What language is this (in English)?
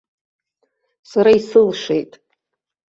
Abkhazian